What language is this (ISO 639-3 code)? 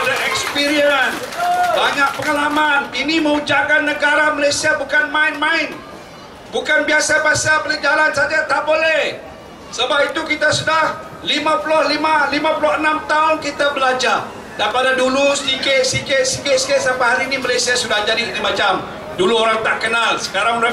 msa